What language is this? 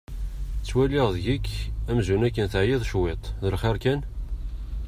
Kabyle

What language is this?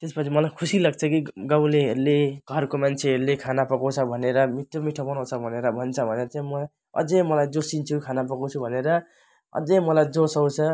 Nepali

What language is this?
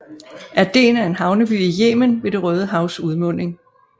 Danish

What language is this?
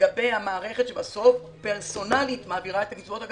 Hebrew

